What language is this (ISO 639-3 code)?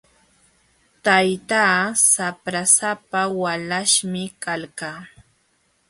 qxw